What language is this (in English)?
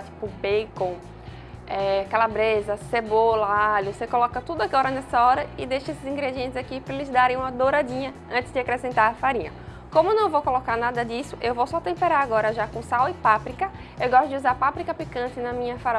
Portuguese